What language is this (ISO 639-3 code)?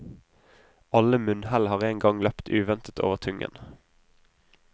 nor